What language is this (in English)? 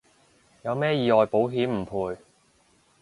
Cantonese